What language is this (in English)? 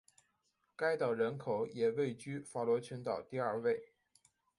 Chinese